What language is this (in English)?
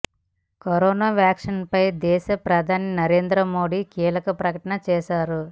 Telugu